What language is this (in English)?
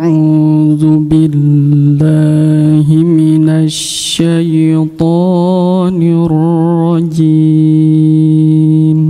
Arabic